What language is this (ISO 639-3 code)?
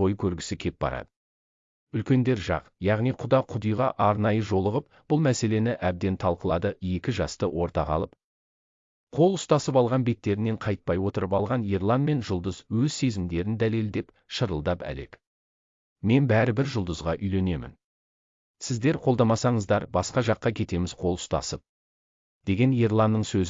tur